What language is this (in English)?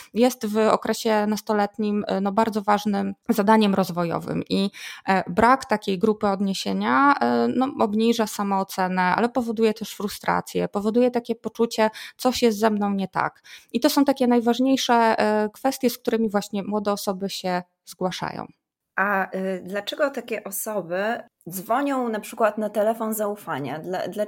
Polish